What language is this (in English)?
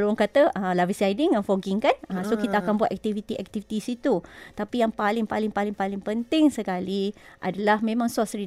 Malay